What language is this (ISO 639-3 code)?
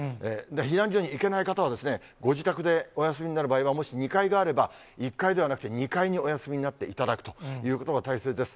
jpn